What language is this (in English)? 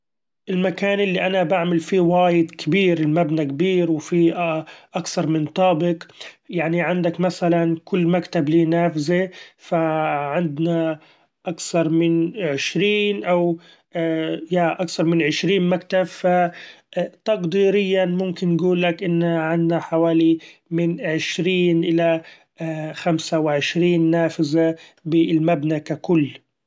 Gulf Arabic